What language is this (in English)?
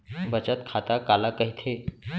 Chhattisgarhi